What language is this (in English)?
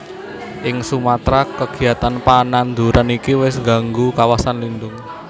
Javanese